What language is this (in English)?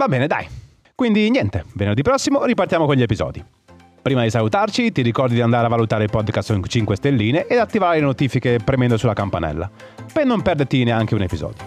Italian